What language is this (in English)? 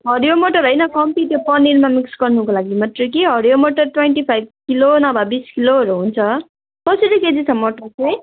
Nepali